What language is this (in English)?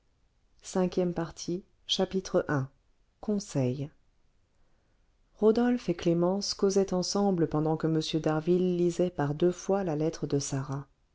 French